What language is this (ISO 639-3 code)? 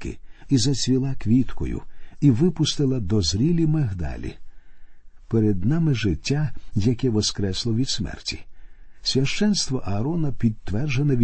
ukr